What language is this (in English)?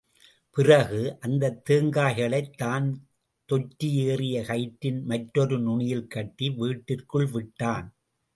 Tamil